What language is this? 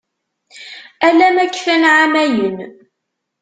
Kabyle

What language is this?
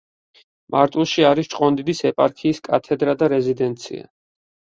Georgian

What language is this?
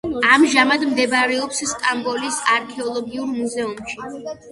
Georgian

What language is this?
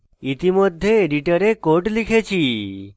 Bangla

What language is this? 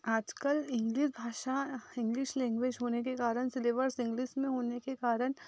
Hindi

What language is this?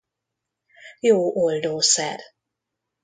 Hungarian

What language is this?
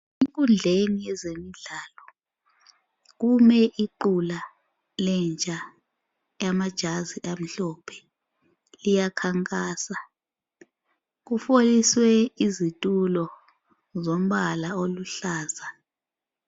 North Ndebele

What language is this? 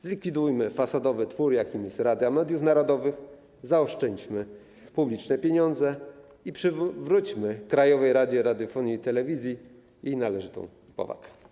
Polish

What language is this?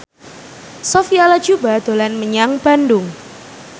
Javanese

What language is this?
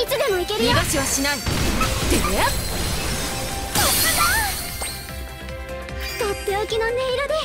Japanese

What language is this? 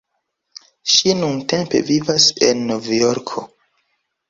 Esperanto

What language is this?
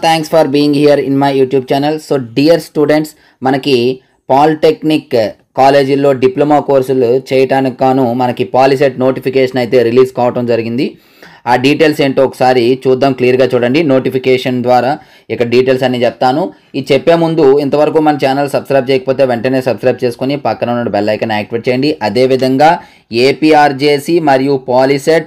Telugu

